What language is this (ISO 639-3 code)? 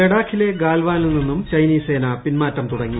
mal